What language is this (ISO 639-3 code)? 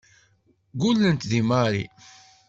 kab